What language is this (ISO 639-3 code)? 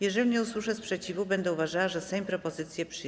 pol